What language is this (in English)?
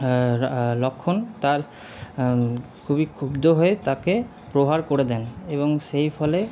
Bangla